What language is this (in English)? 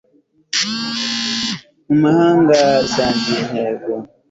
Kinyarwanda